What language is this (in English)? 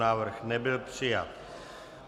Czech